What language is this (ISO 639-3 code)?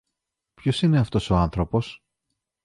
ell